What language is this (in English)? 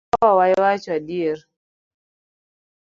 Luo (Kenya and Tanzania)